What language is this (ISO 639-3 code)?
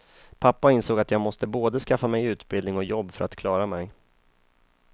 swe